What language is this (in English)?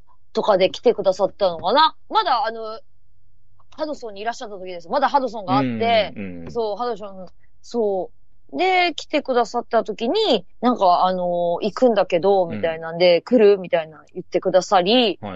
Japanese